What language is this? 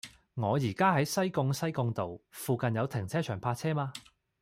Cantonese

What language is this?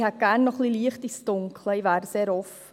Swiss German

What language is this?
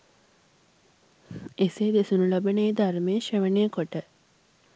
Sinhala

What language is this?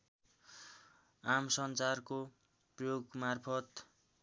Nepali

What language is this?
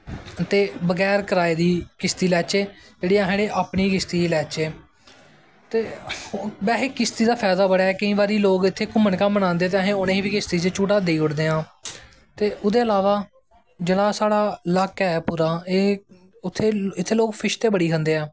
Dogri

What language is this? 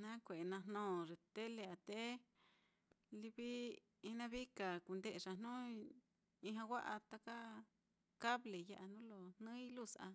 Mitlatongo Mixtec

